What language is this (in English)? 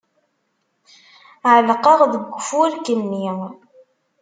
Kabyle